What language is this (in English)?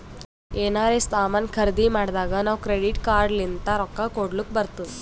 Kannada